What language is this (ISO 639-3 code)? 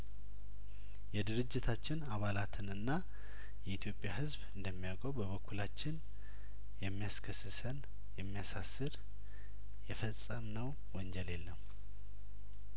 amh